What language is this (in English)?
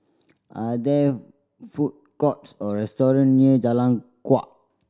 English